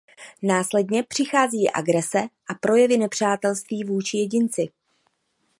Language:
Czech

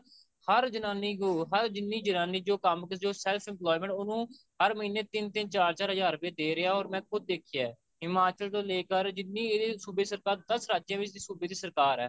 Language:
Punjabi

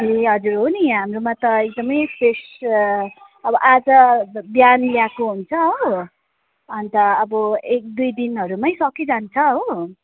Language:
Nepali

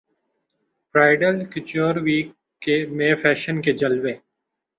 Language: Urdu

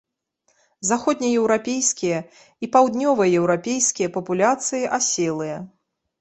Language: Belarusian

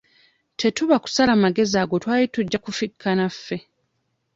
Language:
Ganda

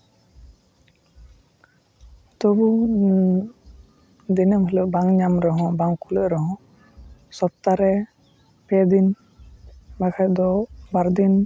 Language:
Santali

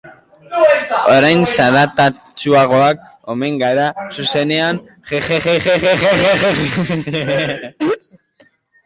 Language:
Basque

